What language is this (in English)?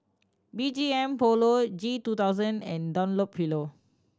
English